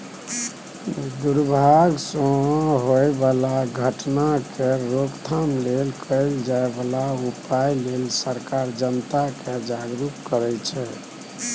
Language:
Maithili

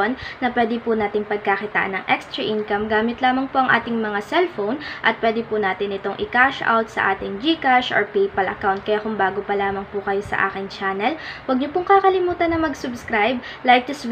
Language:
Filipino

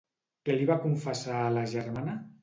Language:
Catalan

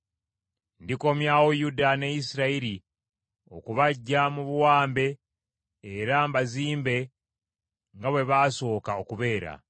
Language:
Ganda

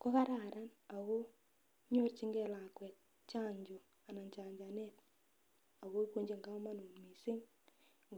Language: Kalenjin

